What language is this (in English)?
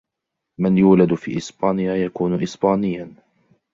Arabic